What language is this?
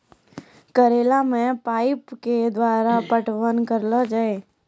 Maithili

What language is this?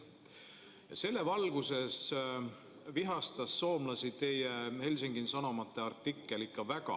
Estonian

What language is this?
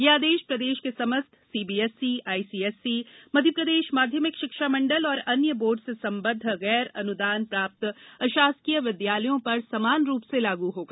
Hindi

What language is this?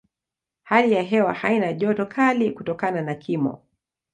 Swahili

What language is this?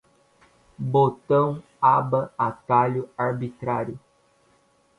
Portuguese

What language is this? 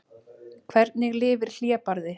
Icelandic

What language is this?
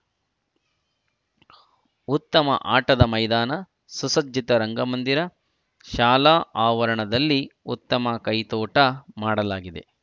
Kannada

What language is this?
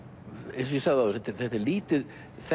Icelandic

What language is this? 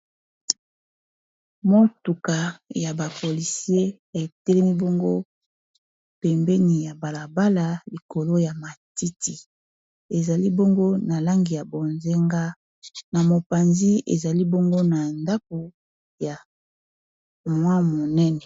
Lingala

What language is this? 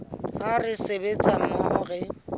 Southern Sotho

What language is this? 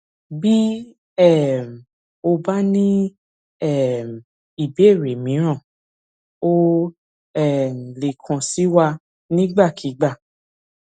Yoruba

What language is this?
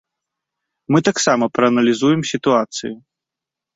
Belarusian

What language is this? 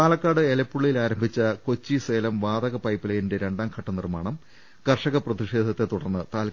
Malayalam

